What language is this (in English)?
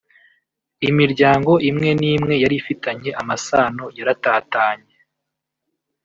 Kinyarwanda